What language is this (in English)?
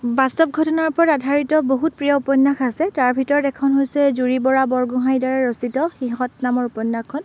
Assamese